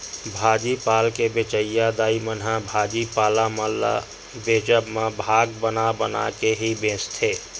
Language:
Chhattisgarhi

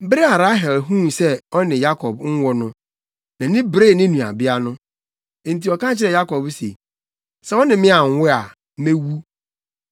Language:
Akan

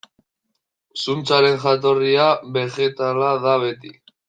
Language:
Basque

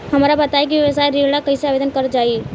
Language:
Bhojpuri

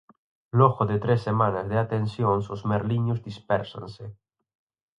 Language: Galician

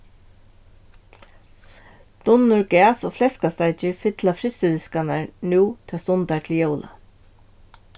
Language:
Faroese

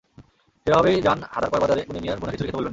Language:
Bangla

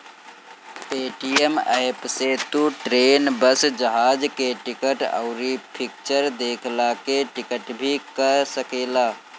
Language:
Bhojpuri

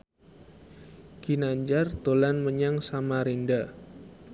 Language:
Javanese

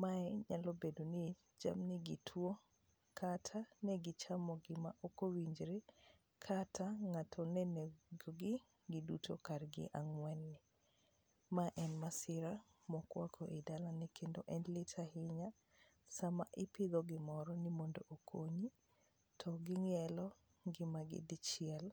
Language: Luo (Kenya and Tanzania)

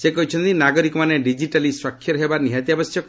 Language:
Odia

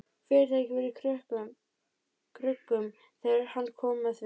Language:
Icelandic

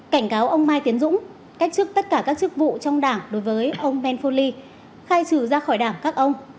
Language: Vietnamese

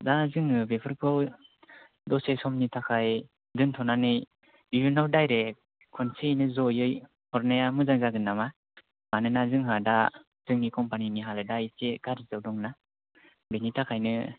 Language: Bodo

